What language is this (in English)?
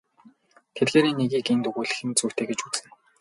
Mongolian